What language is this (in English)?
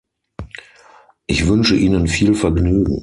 German